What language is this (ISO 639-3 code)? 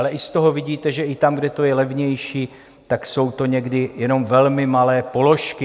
ces